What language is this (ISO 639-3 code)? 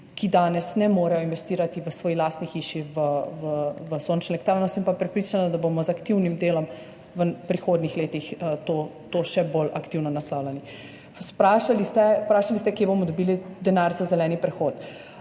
slv